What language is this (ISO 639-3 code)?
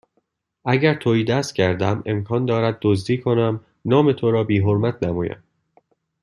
fas